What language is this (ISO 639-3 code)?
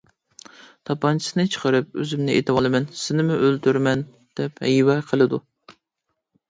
uig